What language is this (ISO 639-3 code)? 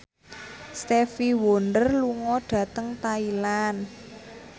jav